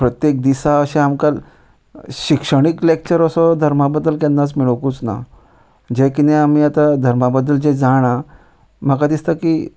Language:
Konkani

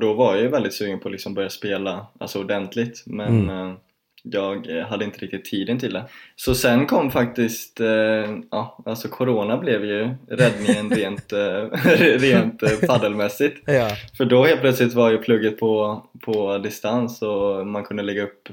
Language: Swedish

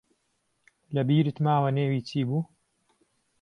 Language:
Central Kurdish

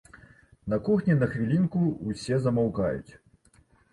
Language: Belarusian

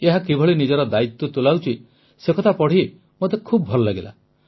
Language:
Odia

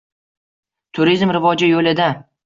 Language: Uzbek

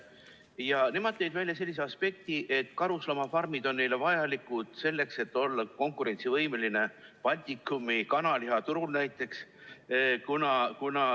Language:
Estonian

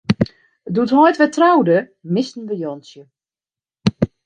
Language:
Western Frisian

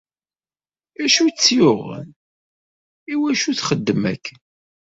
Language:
Kabyle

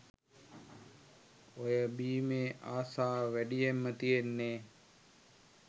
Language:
Sinhala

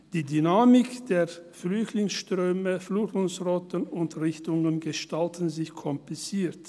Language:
Swiss German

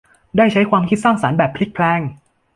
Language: Thai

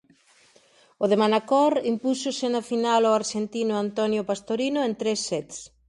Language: Galician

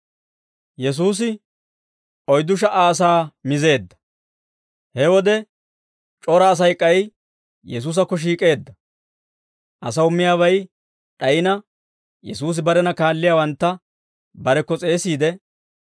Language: Dawro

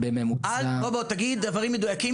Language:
Hebrew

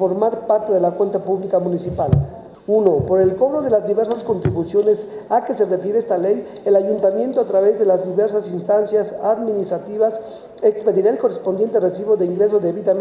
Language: Spanish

